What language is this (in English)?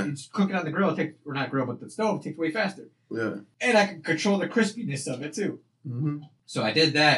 English